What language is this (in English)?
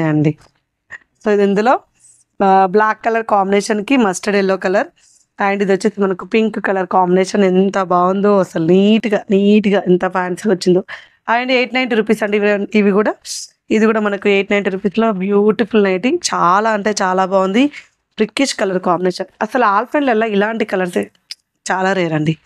Telugu